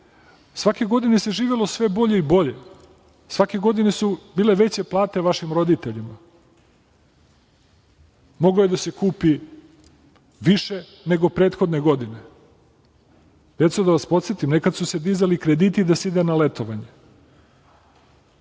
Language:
Serbian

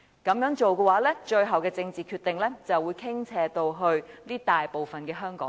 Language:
Cantonese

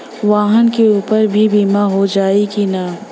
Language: Bhojpuri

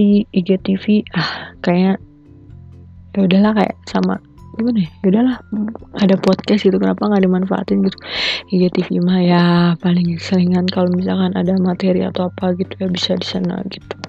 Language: Indonesian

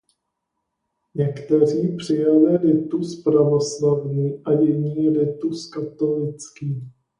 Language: Czech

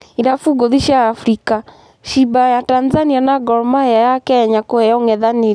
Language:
Kikuyu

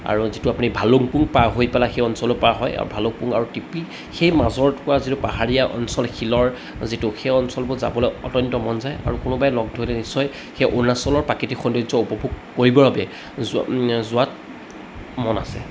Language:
Assamese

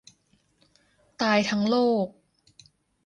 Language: Thai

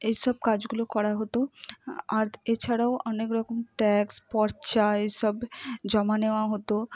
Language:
Bangla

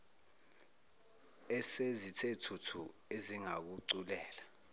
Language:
Zulu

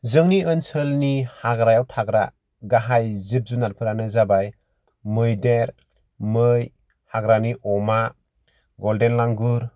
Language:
Bodo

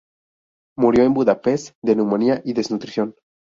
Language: Spanish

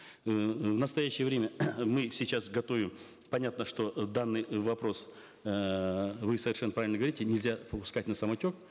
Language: Kazakh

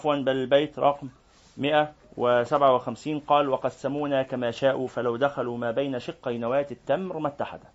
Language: Arabic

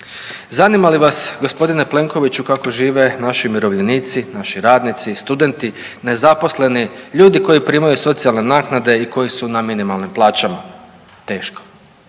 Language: Croatian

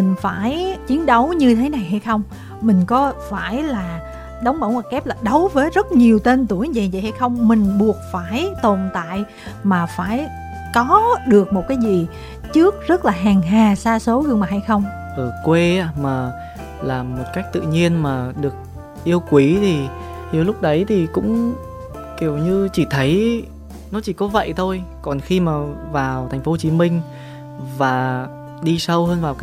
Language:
Vietnamese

